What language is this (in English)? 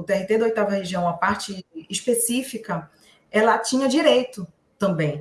Portuguese